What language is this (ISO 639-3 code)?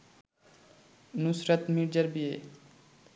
ben